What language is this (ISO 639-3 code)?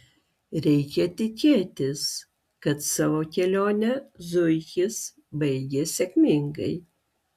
lit